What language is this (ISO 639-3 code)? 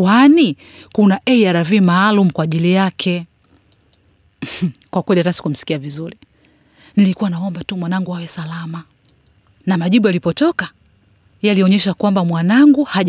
swa